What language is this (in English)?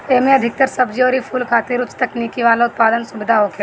Bhojpuri